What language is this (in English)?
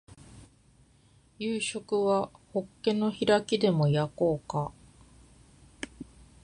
Japanese